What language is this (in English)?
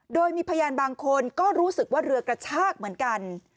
Thai